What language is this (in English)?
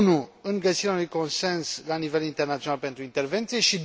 Romanian